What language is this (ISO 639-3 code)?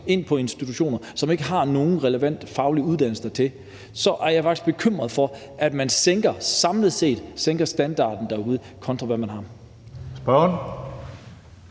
dan